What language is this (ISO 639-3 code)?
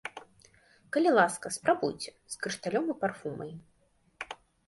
bel